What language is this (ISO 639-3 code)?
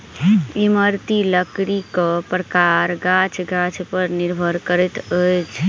mai